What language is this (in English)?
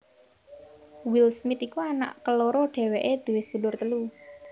Javanese